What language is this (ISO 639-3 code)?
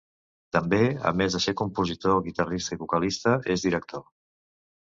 cat